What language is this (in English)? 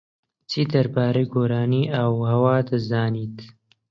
Central Kurdish